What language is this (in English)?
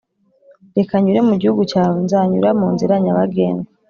Kinyarwanda